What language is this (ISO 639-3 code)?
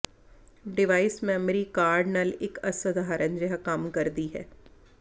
pan